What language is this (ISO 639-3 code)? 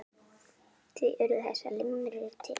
isl